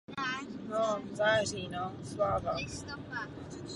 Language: Czech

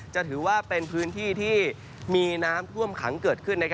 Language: Thai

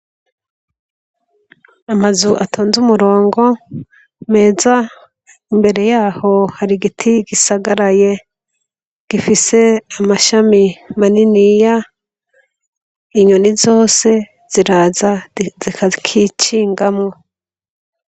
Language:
Rundi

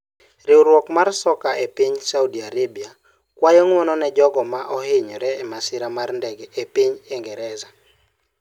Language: Luo (Kenya and Tanzania)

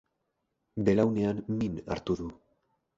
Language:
Basque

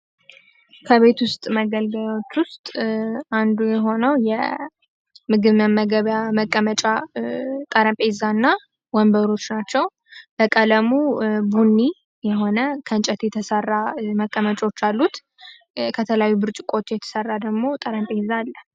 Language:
Amharic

